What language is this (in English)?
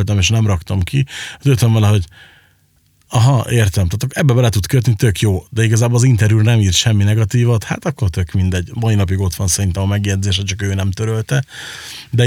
Hungarian